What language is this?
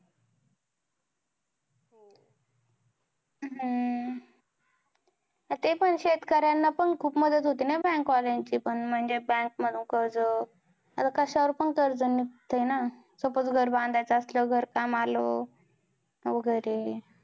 Marathi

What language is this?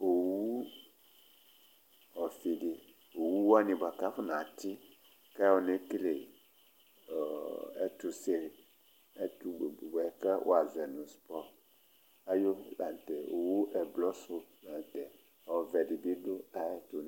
Ikposo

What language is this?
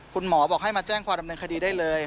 Thai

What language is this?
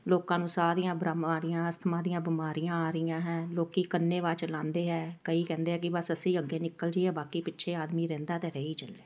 Punjabi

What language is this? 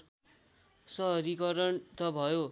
Nepali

